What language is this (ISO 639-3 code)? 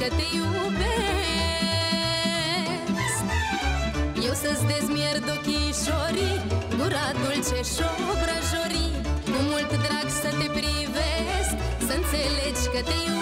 ron